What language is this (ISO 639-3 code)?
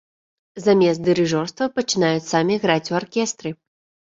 bel